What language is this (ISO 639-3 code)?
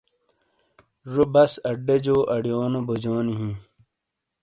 scl